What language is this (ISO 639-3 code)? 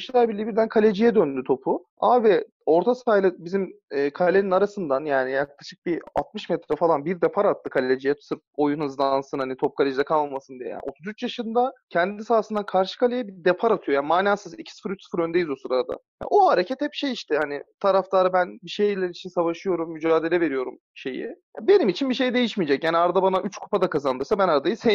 tur